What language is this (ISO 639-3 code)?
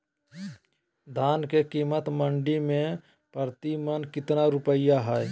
mag